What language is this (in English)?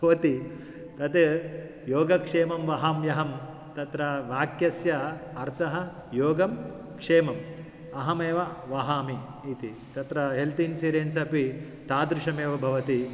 Sanskrit